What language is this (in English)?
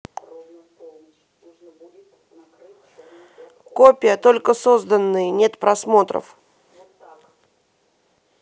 Russian